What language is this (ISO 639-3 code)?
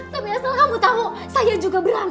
ind